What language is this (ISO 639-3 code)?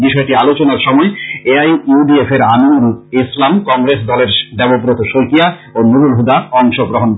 ben